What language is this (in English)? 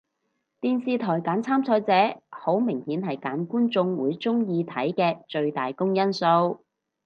Cantonese